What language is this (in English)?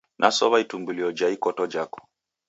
Taita